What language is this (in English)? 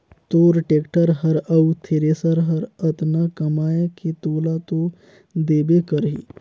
Chhattisgarhi